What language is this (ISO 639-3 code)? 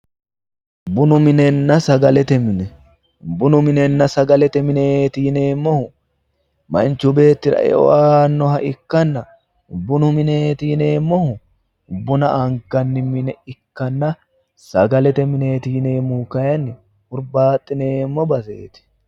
sid